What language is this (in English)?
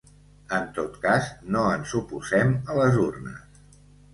Catalan